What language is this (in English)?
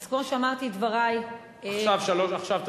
Hebrew